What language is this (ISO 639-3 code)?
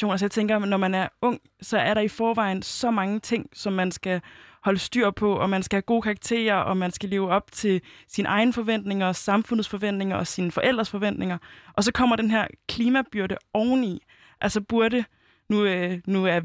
dan